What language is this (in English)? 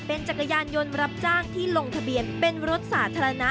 Thai